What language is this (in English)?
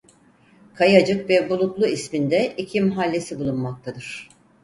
Turkish